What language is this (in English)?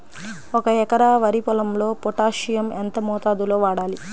Telugu